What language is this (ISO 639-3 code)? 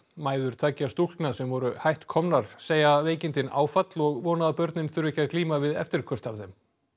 isl